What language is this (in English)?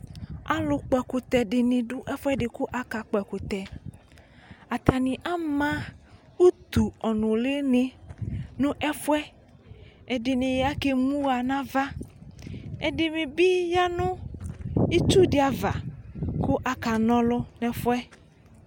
Ikposo